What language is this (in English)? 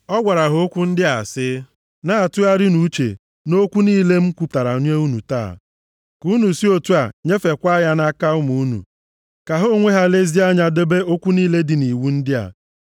Igbo